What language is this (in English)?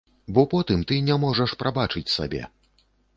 Belarusian